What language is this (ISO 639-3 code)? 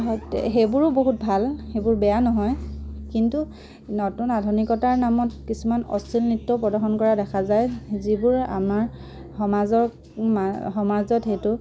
asm